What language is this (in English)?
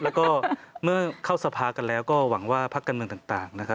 Thai